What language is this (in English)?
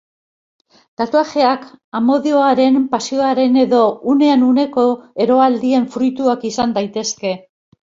Basque